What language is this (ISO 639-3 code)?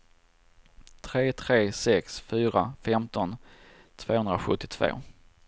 swe